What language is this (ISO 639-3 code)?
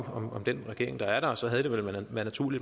dan